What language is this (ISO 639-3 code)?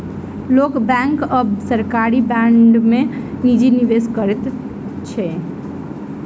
mai